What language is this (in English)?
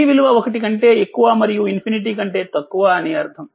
Telugu